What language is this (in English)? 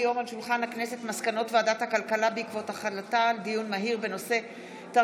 Hebrew